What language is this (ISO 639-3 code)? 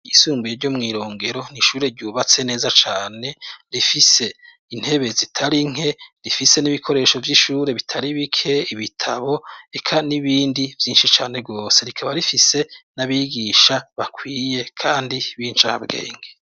run